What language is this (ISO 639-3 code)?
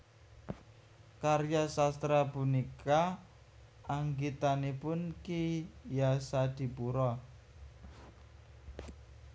jav